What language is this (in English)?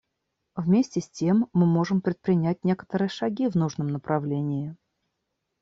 Russian